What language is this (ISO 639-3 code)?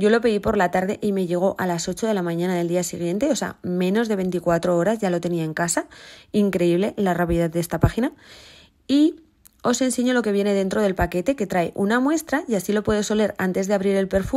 spa